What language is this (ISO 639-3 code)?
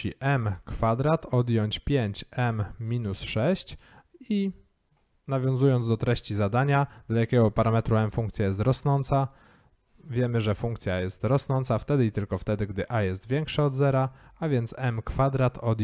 pol